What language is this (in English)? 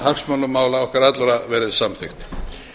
Icelandic